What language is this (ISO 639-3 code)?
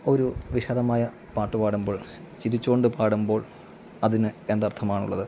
mal